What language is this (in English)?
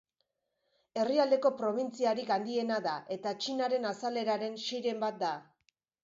Basque